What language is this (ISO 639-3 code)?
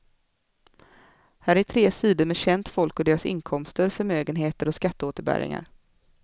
swe